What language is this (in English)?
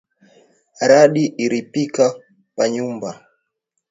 Swahili